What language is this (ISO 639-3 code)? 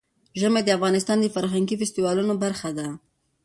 pus